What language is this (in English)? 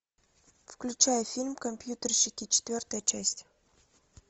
Russian